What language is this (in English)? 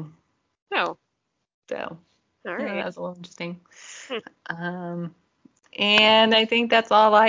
English